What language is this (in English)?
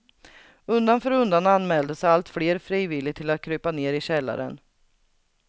Swedish